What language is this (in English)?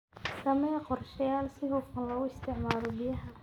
Somali